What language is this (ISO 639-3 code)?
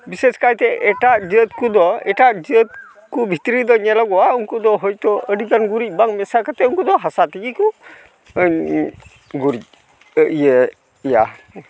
sat